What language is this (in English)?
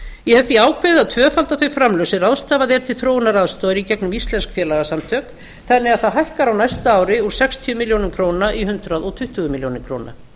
Icelandic